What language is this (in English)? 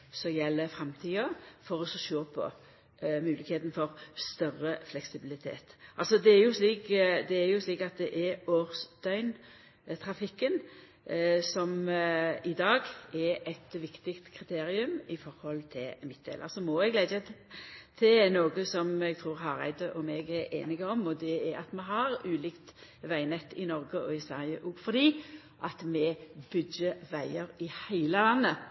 Norwegian Nynorsk